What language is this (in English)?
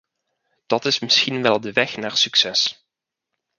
Dutch